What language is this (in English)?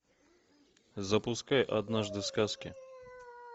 Russian